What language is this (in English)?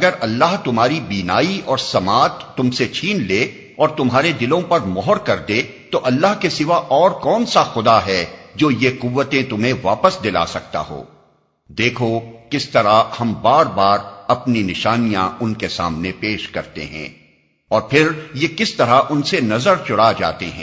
Urdu